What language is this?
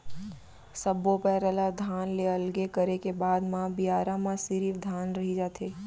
Chhattisgarhi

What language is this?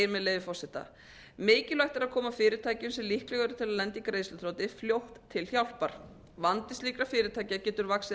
Icelandic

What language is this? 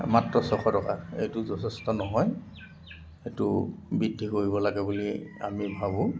Assamese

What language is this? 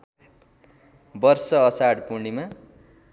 Nepali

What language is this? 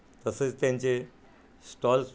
Marathi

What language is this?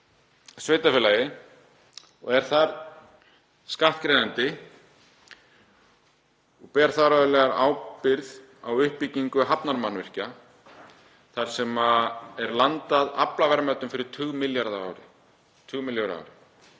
Icelandic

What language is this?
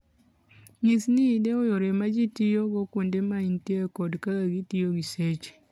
Luo (Kenya and Tanzania)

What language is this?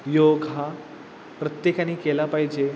Marathi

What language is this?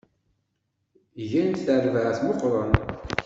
Kabyle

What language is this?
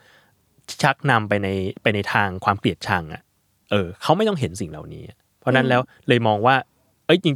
Thai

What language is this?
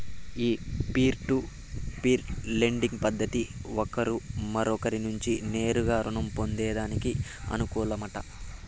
Telugu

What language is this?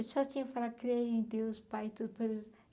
Portuguese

